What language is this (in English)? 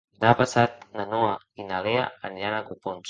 Catalan